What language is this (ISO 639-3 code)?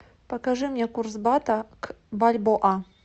rus